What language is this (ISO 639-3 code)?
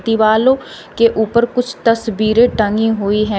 hin